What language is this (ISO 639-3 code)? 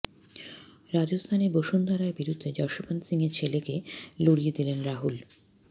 ben